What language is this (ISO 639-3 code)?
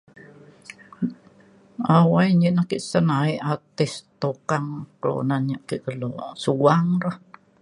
xkl